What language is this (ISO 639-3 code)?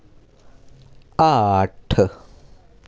doi